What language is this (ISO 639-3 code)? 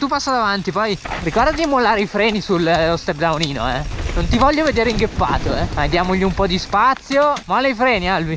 ita